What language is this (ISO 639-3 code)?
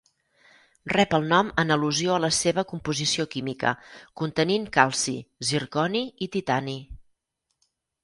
cat